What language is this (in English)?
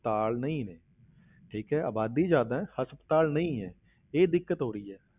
Punjabi